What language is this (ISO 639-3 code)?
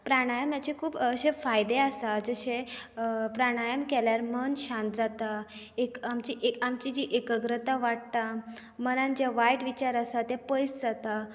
kok